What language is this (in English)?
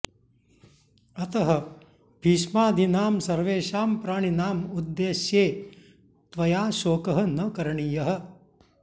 Sanskrit